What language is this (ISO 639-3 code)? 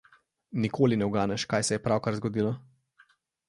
slv